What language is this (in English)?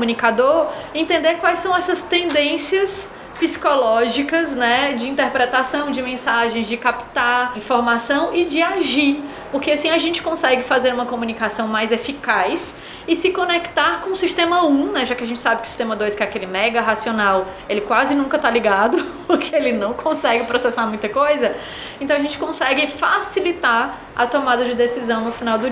Portuguese